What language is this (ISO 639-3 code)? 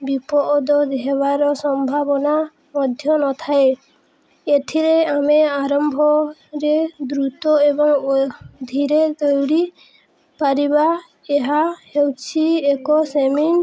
ori